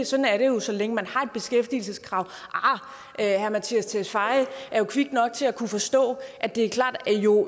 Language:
Danish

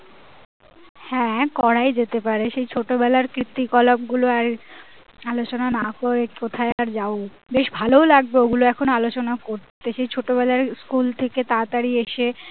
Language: Bangla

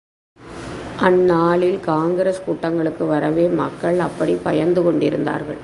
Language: Tamil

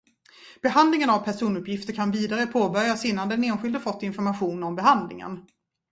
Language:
Swedish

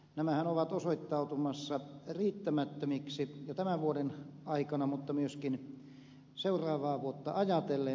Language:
Finnish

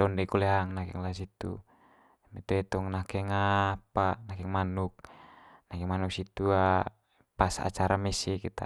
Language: Manggarai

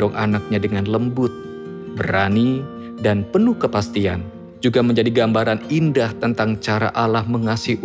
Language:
Indonesian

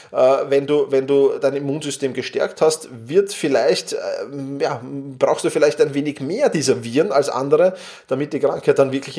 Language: German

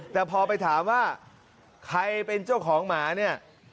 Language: Thai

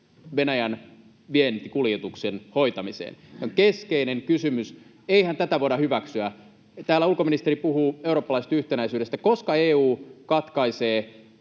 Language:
Finnish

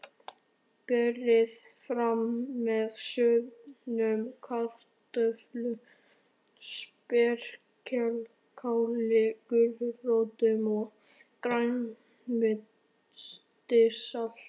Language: Icelandic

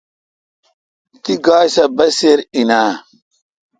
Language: Kalkoti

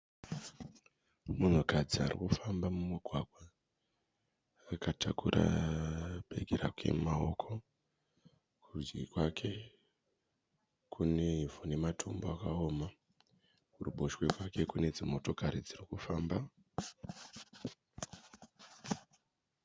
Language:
Shona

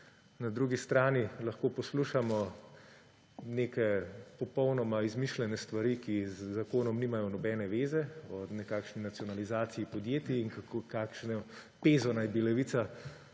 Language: Slovenian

